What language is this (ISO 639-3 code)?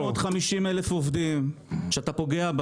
heb